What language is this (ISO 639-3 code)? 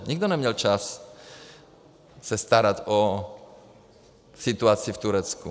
ces